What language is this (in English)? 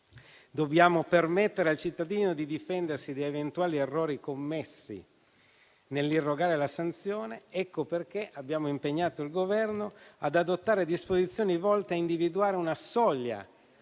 Italian